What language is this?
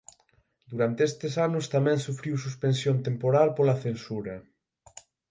Galician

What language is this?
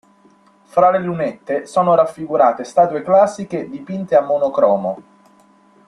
Italian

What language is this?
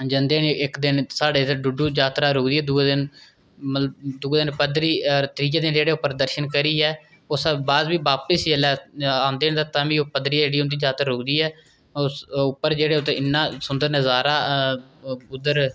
Dogri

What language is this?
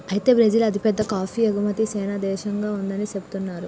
Telugu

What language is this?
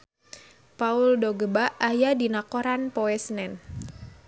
Sundanese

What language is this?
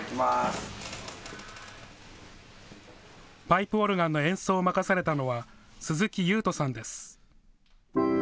Japanese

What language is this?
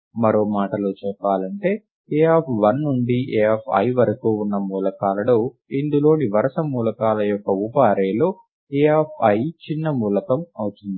Telugu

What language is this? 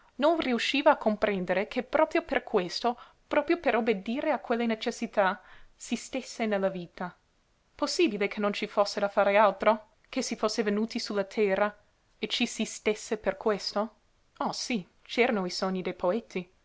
Italian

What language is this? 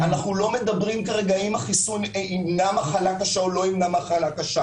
Hebrew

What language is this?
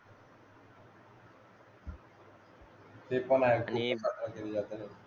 Marathi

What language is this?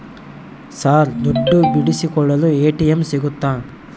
Kannada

